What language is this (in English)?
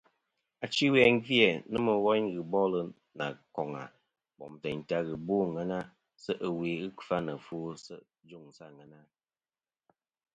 Kom